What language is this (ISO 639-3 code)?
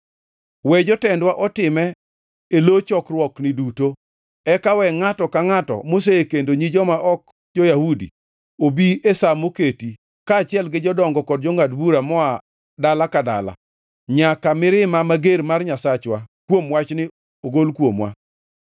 luo